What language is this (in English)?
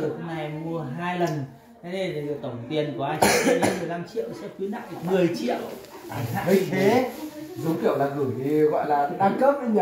Vietnamese